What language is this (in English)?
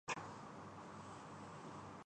Urdu